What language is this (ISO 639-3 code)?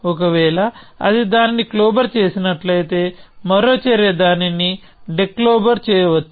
tel